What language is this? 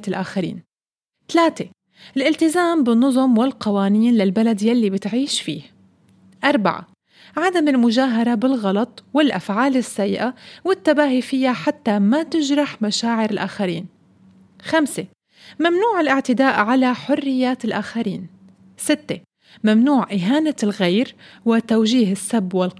Arabic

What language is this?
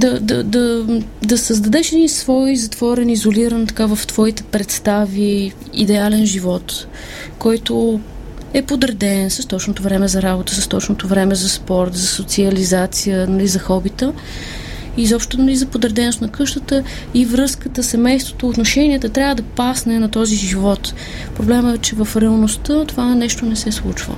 Bulgarian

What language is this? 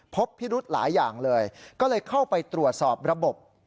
Thai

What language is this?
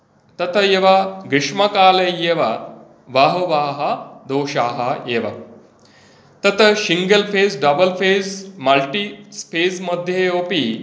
Sanskrit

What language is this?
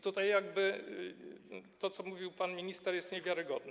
Polish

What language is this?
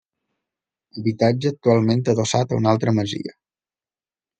Catalan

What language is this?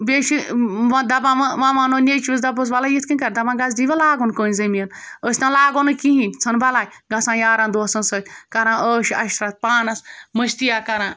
Kashmiri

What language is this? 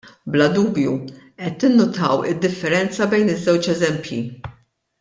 Maltese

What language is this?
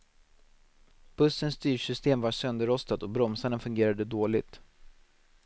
Swedish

